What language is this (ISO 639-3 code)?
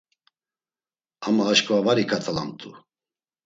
lzz